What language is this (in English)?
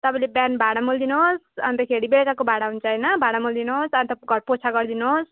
Nepali